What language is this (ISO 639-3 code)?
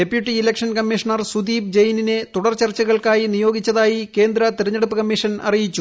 mal